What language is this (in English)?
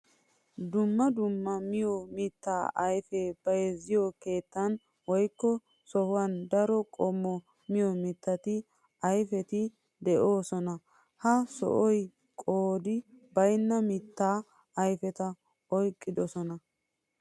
Wolaytta